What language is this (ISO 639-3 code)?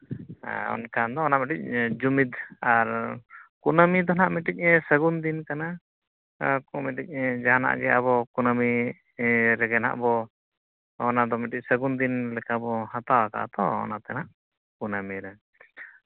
sat